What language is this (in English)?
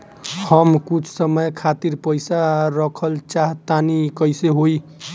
Bhojpuri